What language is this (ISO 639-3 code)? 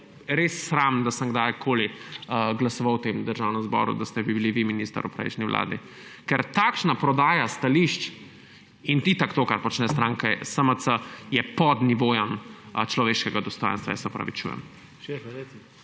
slv